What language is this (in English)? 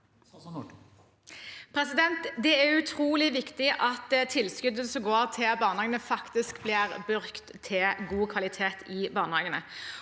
Norwegian